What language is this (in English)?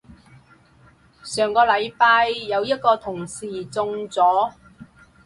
Cantonese